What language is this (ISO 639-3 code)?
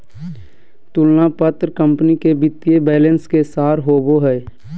mag